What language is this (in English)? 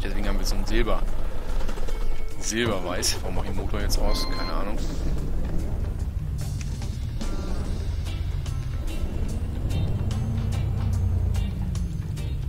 German